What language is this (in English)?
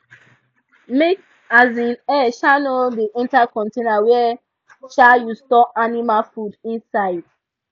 Nigerian Pidgin